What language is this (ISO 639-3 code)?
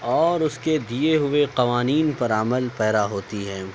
urd